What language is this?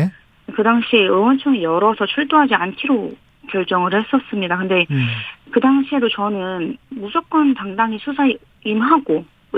Korean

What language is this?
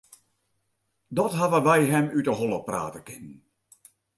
Western Frisian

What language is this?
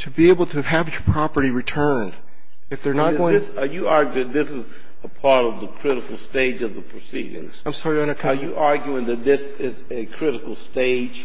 English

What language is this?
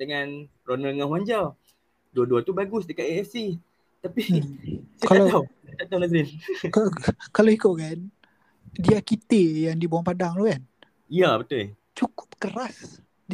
Malay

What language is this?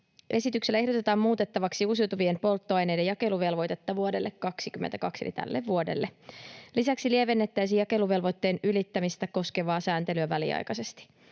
Finnish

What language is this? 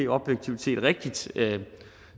Danish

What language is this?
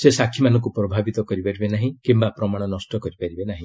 Odia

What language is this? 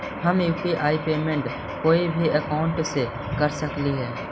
Magahi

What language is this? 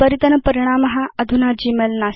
Sanskrit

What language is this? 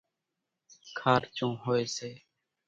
Kachi Koli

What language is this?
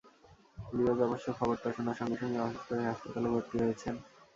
Bangla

